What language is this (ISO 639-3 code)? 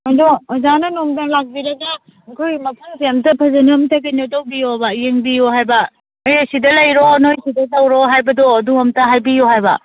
mni